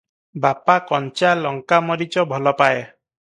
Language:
Odia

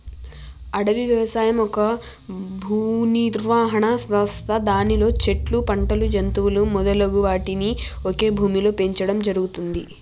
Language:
Telugu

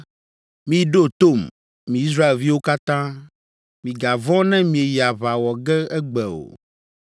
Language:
Ewe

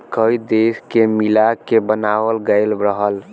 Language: Bhojpuri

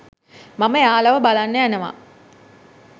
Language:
Sinhala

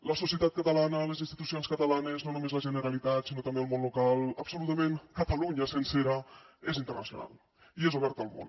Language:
Catalan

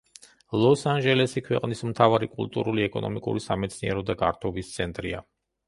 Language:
Georgian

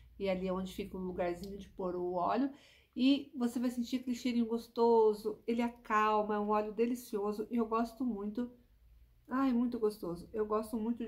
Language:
Portuguese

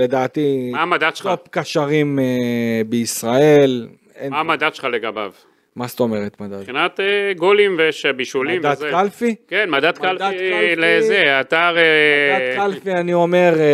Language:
Hebrew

